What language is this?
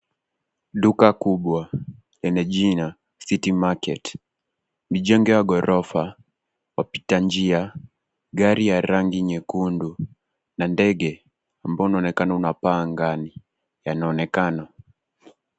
Swahili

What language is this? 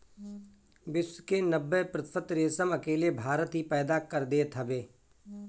Bhojpuri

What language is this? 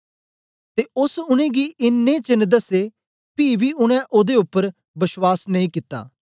Dogri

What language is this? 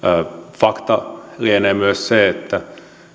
Finnish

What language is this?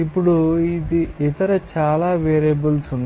Telugu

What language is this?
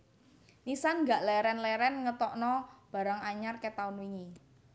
Javanese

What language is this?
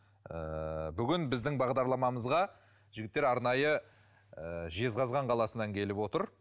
Kazakh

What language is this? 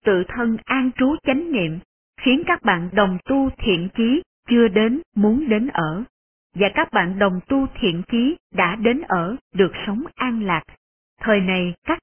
Vietnamese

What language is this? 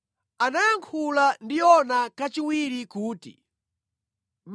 Nyanja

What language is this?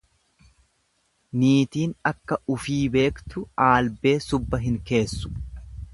Oromo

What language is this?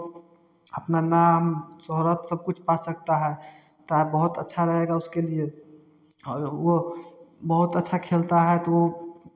Hindi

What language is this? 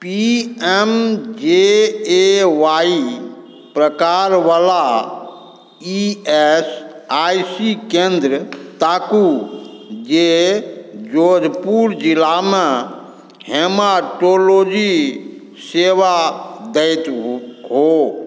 Maithili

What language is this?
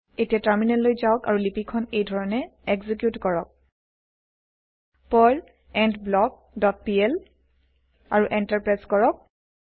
Assamese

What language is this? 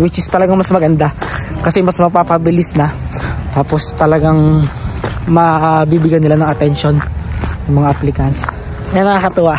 Filipino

